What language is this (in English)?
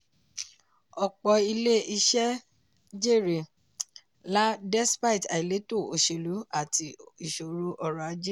Yoruba